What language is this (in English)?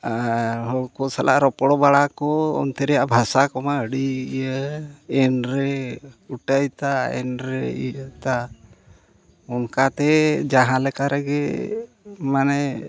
Santali